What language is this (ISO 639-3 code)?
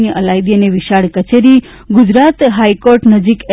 guj